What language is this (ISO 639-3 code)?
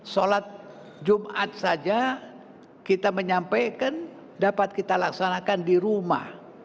ind